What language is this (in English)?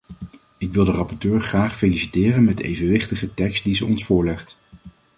Dutch